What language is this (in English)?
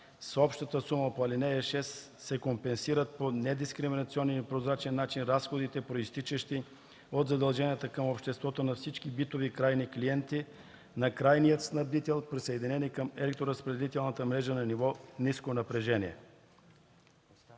Bulgarian